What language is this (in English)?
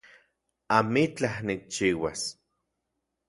Central Puebla Nahuatl